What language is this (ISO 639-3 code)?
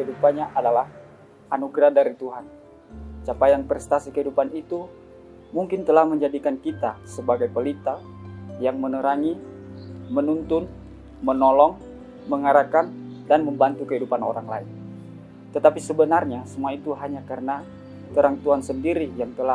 ind